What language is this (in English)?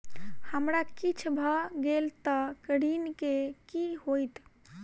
Maithili